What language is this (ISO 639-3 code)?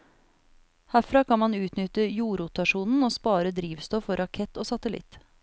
nor